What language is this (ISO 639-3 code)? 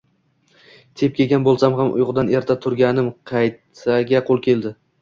uzb